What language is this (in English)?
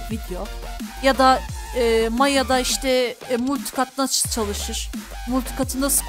Turkish